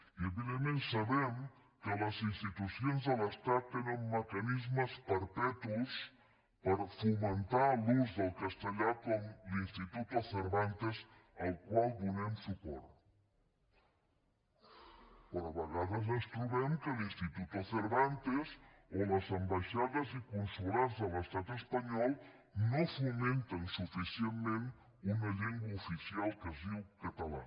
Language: Catalan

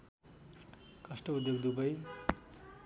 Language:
Nepali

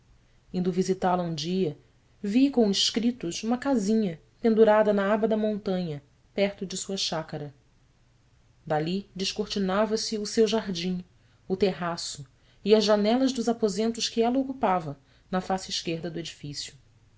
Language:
Portuguese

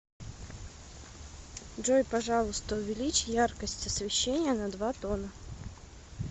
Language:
Russian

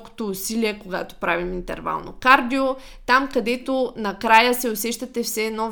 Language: Bulgarian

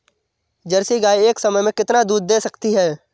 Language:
Hindi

